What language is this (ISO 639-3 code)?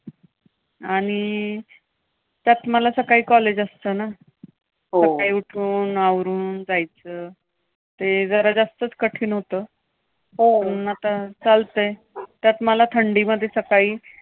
mar